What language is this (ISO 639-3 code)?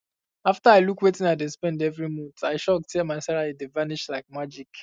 pcm